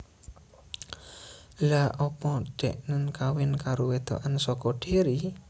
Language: Javanese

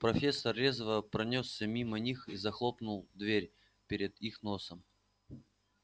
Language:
Russian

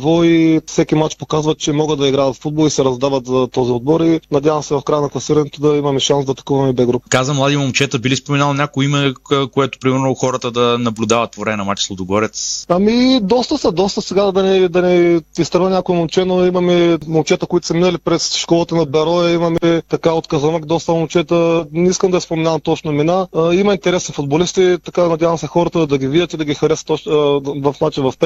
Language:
Bulgarian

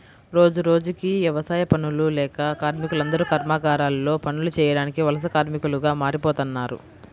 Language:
Telugu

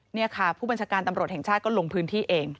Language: Thai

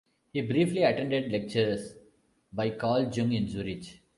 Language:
English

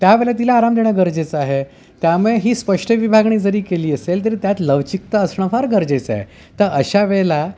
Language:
Marathi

